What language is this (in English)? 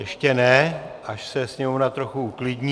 Czech